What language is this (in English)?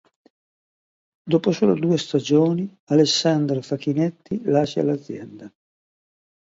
Italian